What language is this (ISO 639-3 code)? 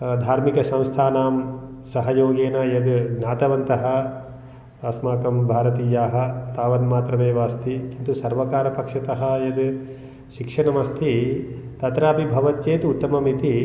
san